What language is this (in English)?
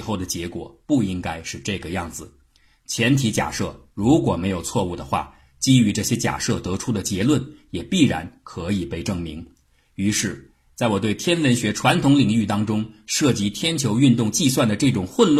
Chinese